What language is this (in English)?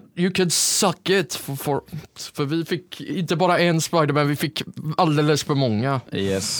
Swedish